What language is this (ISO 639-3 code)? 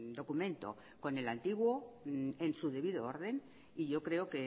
spa